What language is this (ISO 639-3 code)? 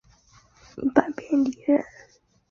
zho